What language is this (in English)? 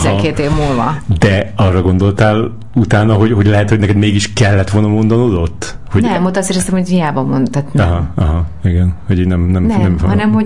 Hungarian